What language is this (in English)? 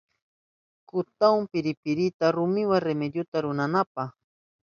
Southern Pastaza Quechua